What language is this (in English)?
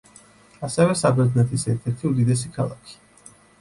Georgian